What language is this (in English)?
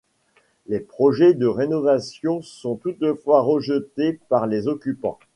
French